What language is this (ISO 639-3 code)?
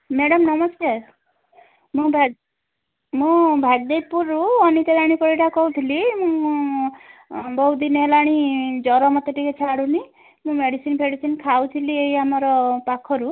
ori